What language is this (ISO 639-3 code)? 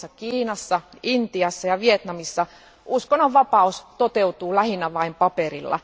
fin